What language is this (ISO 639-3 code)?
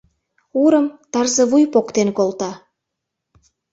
chm